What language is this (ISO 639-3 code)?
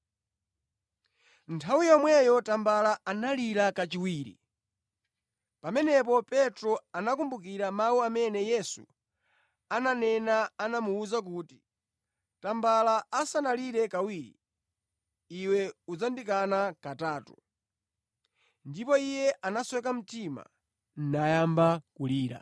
nya